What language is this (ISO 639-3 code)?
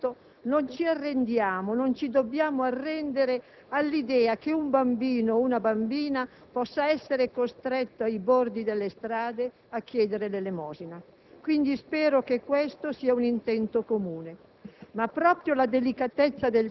ita